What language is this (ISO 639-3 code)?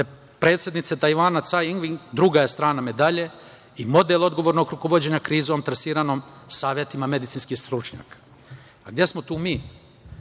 srp